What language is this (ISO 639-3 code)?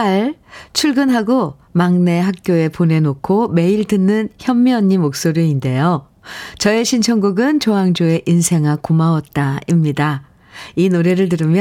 kor